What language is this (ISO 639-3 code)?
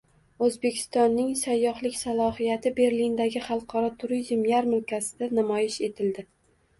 uzb